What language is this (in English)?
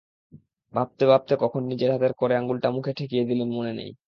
Bangla